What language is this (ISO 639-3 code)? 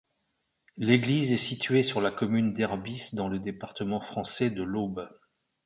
fra